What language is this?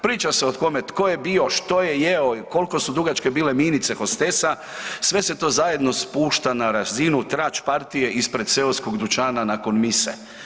Croatian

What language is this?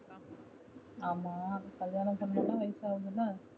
Tamil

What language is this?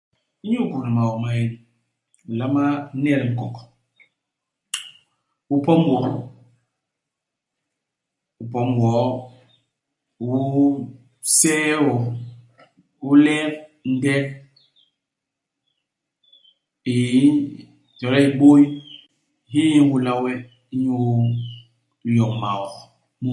Basaa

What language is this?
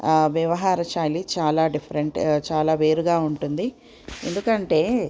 Telugu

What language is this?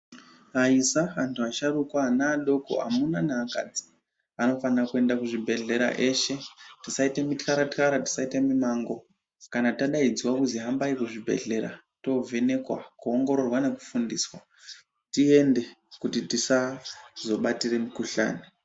Ndau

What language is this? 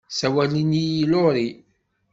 Kabyle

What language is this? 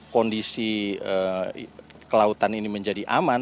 Indonesian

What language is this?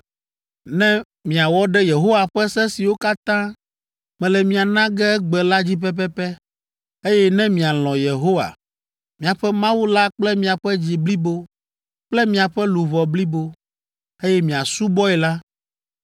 Ewe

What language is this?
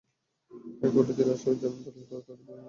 Bangla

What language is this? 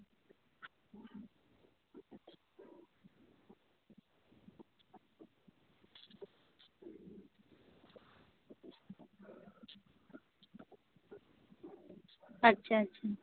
Santali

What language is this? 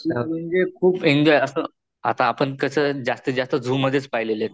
Marathi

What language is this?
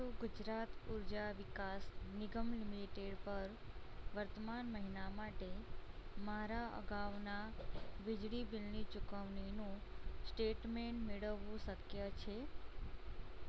Gujarati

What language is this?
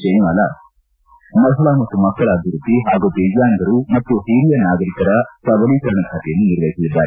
Kannada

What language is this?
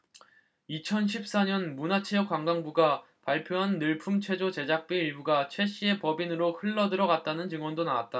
Korean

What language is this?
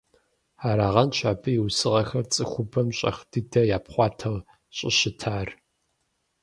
Kabardian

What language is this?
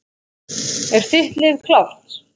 Icelandic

